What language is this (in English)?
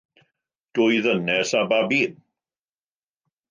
Welsh